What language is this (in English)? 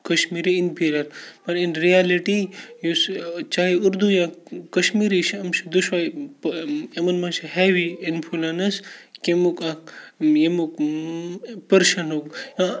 Kashmiri